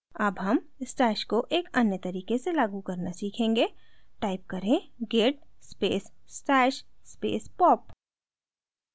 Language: Hindi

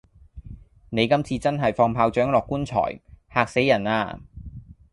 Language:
Cantonese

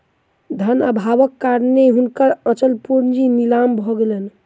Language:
Maithili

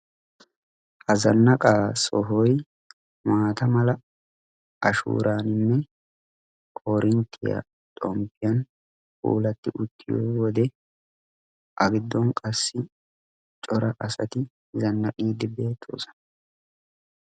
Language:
Wolaytta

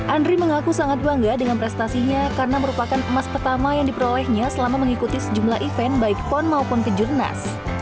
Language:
Indonesian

